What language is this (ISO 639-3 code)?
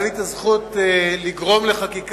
heb